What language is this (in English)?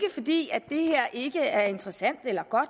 Danish